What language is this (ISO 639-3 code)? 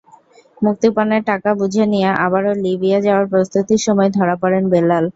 ben